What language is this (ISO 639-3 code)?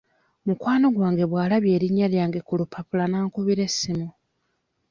lug